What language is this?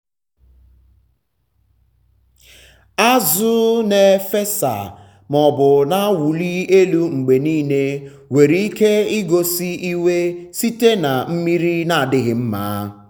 Igbo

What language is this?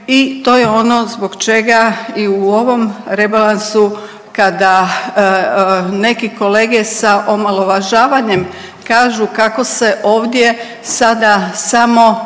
Croatian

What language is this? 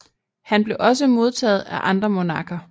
Danish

